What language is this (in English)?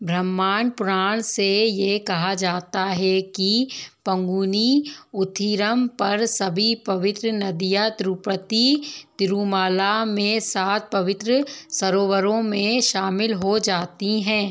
Hindi